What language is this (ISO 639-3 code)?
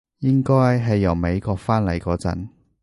yue